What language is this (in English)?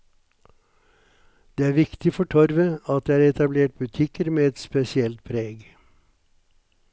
Norwegian